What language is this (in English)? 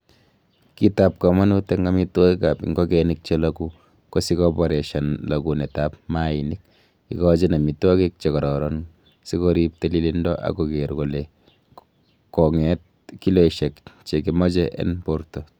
Kalenjin